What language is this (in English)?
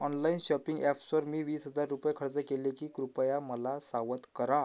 Marathi